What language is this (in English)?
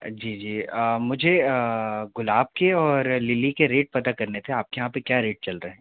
Hindi